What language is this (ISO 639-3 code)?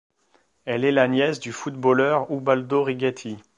fra